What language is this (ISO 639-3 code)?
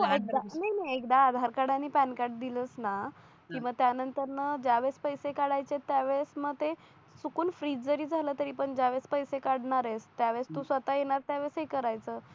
mar